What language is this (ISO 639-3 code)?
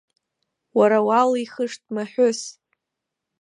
abk